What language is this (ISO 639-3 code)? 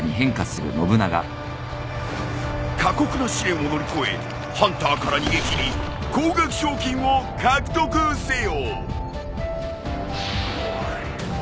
jpn